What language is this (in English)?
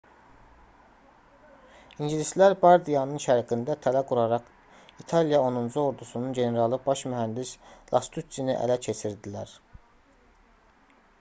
Azerbaijani